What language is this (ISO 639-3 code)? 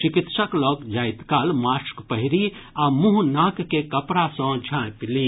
mai